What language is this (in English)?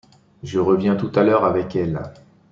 French